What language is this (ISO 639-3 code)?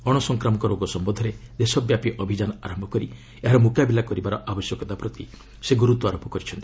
ori